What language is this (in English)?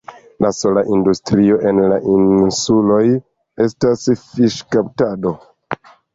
Esperanto